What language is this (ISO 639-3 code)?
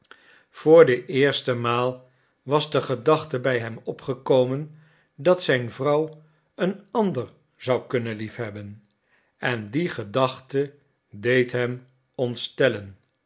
nld